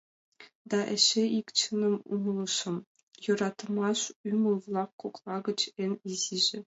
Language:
Mari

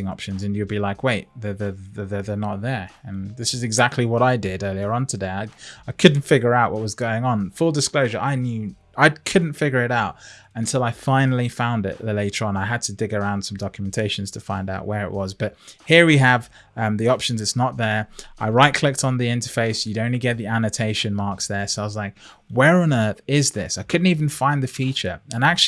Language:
English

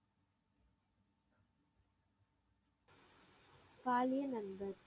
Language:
Tamil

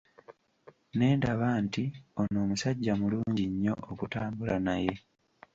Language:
Ganda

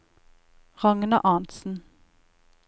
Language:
Norwegian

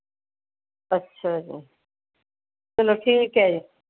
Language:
Punjabi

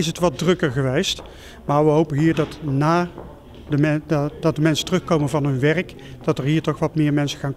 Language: Dutch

